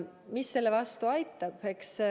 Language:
Estonian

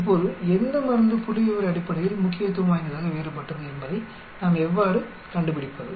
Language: Tamil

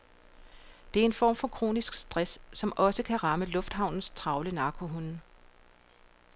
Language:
Danish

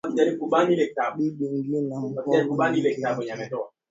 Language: Swahili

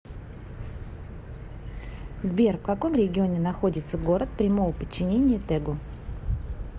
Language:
Russian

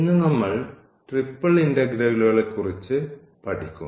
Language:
Malayalam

